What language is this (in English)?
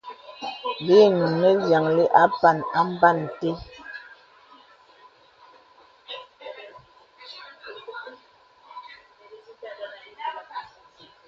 Bebele